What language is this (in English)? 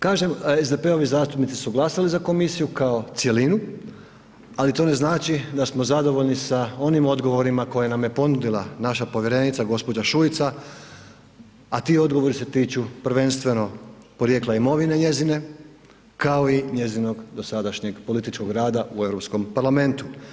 Croatian